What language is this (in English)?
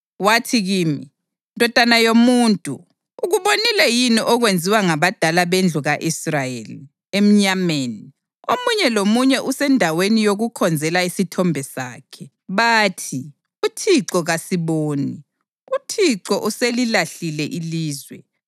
North Ndebele